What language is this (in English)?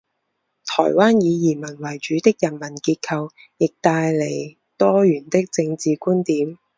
Chinese